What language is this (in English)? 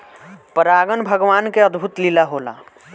Bhojpuri